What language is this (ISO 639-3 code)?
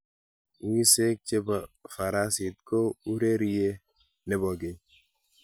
kln